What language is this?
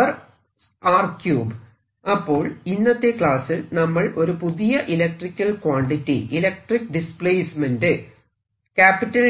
Malayalam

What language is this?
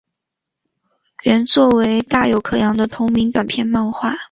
Chinese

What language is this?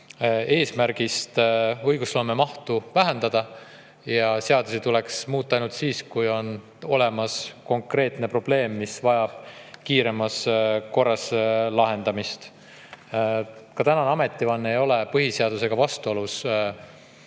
Estonian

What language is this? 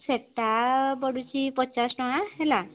Odia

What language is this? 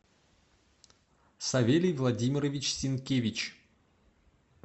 Russian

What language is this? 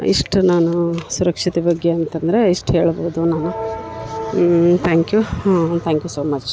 Kannada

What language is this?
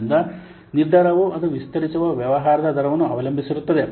Kannada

